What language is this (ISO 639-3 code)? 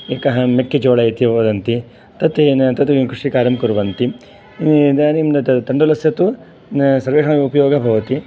san